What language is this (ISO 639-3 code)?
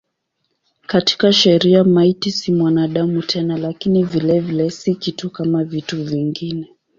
swa